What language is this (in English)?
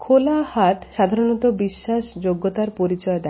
Bangla